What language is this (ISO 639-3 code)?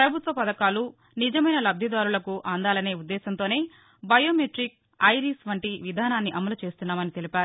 tel